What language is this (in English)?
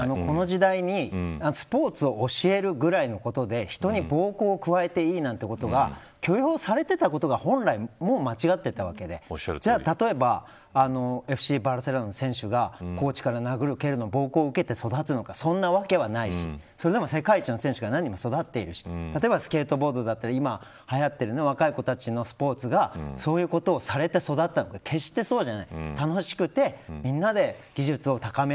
Japanese